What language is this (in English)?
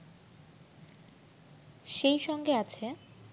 Bangla